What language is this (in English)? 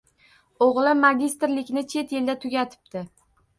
Uzbek